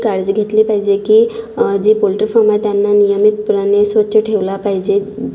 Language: Marathi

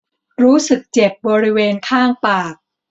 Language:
Thai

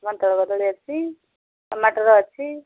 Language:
Odia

